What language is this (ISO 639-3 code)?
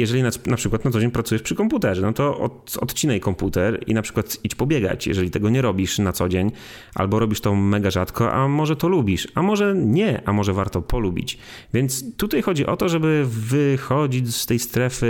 pol